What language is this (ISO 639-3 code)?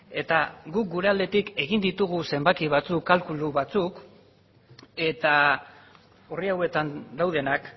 eus